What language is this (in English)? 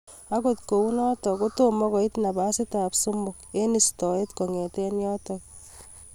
Kalenjin